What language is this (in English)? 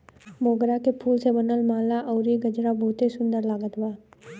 Bhojpuri